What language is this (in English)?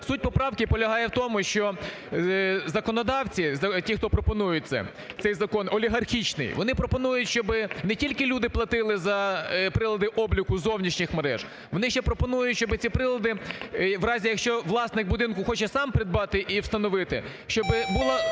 Ukrainian